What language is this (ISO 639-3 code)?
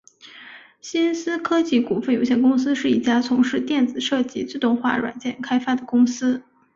zho